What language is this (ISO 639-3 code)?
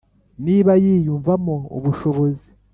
kin